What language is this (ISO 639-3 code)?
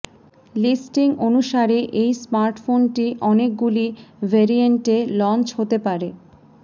ben